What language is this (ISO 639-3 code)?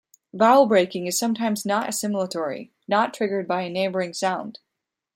eng